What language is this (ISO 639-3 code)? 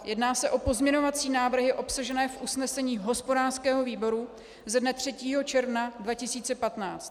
ces